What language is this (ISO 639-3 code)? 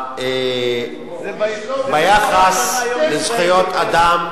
heb